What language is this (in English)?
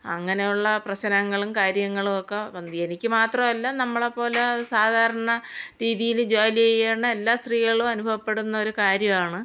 Malayalam